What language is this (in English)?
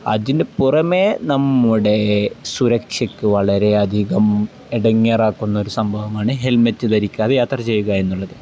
Malayalam